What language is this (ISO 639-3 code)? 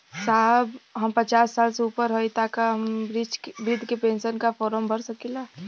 bho